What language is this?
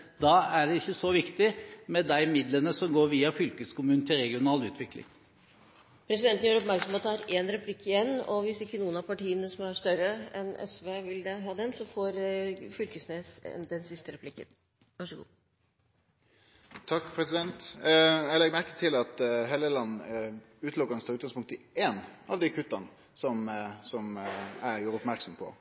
Norwegian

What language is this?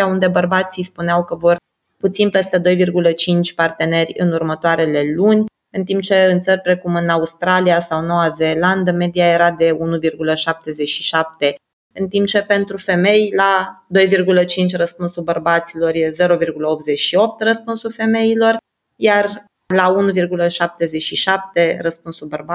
Romanian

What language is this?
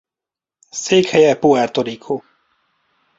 Hungarian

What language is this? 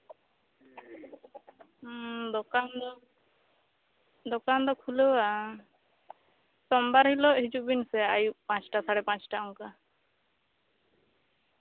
Santali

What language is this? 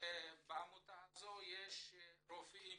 Hebrew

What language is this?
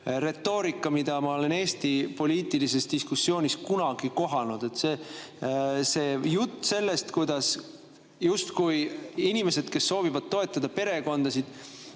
Estonian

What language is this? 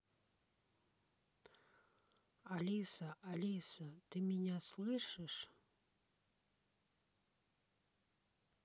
Russian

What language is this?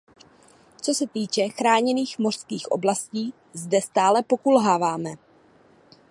Czech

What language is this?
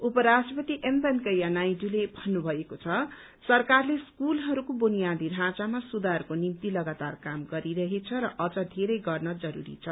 Nepali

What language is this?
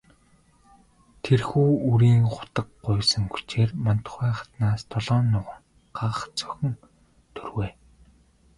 Mongolian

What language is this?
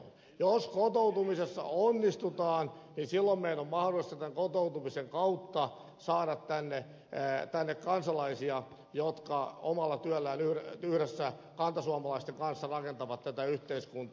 Finnish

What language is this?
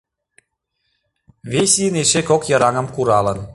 Mari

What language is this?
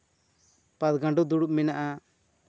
Santali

